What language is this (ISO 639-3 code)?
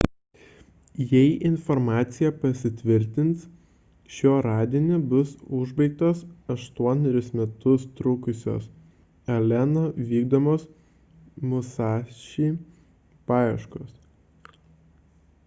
lit